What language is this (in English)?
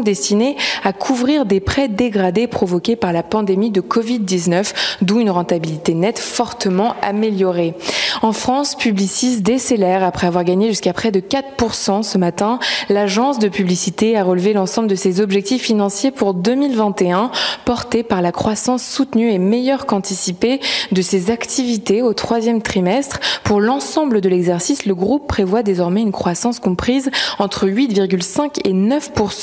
French